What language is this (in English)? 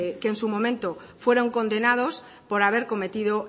Spanish